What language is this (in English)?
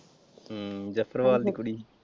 Punjabi